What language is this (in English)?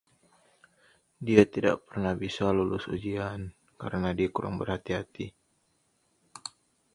Indonesian